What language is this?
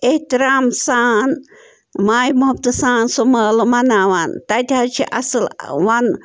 Kashmiri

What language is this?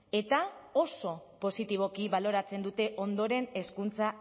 Basque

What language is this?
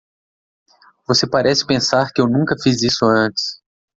Portuguese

